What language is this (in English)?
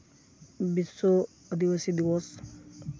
Santali